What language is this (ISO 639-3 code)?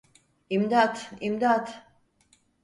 tur